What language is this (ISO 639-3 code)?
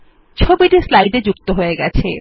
ben